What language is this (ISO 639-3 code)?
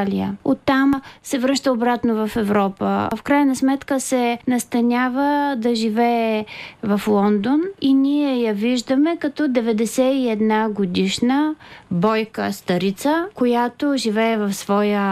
bul